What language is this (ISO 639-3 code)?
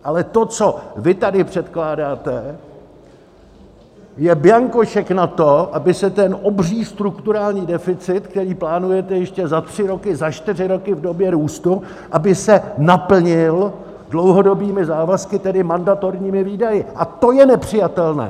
ces